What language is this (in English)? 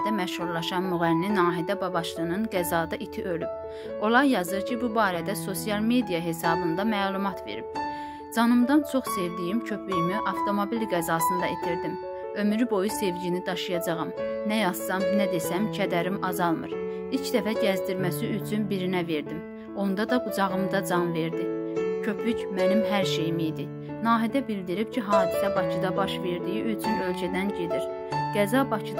Turkish